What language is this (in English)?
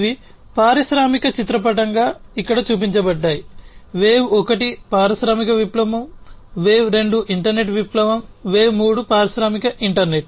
Telugu